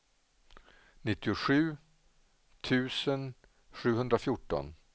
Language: Swedish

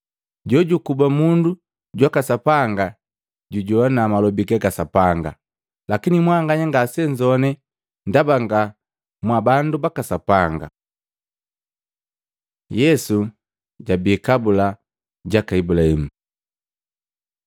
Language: Matengo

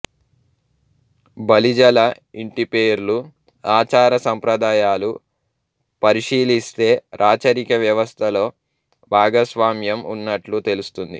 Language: Telugu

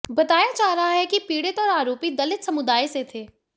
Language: Hindi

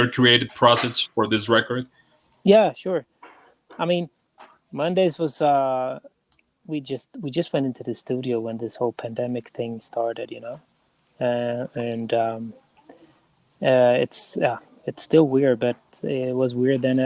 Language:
English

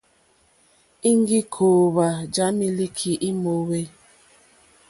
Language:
Mokpwe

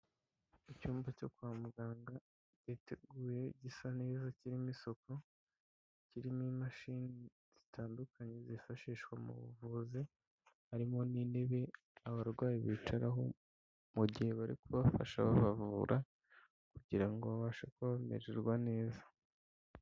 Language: Kinyarwanda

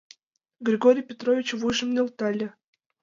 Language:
Mari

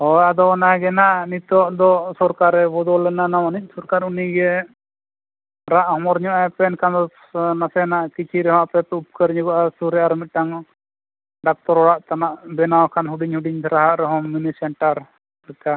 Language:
Santali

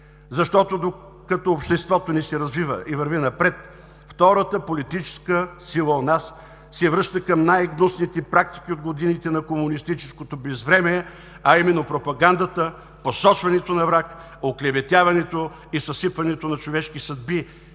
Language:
Bulgarian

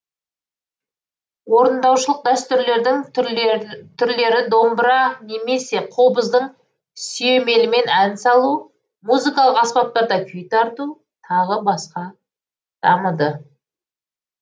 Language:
Kazakh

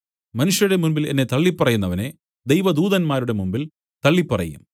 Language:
Malayalam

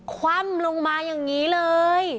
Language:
Thai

